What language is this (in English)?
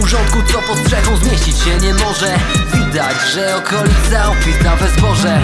Polish